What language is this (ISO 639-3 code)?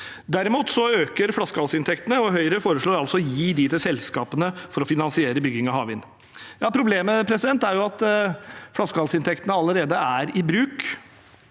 nor